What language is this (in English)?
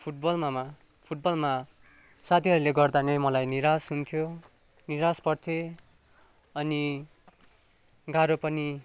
Nepali